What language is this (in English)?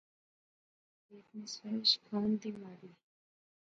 Pahari-Potwari